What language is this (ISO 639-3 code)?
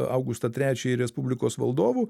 lit